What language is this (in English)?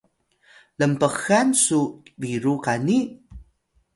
Atayal